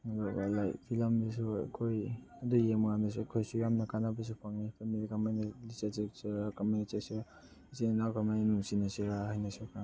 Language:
Manipuri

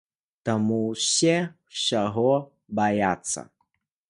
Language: Belarusian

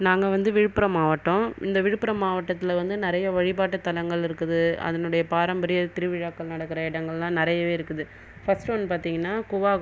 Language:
Tamil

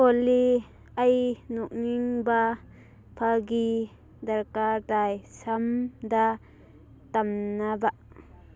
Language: Manipuri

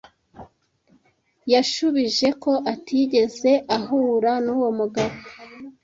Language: Kinyarwanda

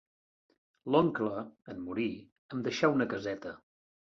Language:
Catalan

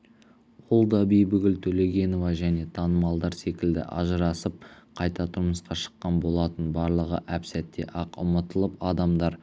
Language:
Kazakh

